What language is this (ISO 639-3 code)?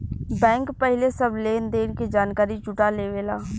bho